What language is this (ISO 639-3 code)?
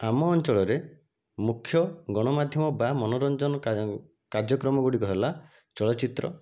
ori